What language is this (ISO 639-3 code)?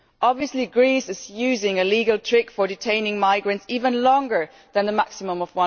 eng